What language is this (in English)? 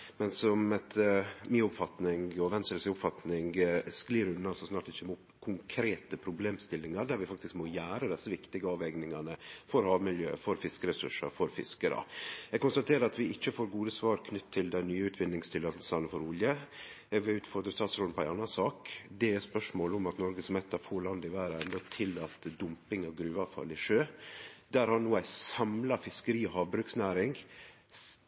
Norwegian Nynorsk